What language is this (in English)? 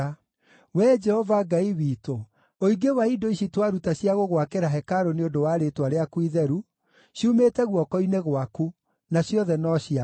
Kikuyu